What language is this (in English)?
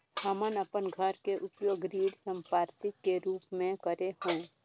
Chhattisgarhi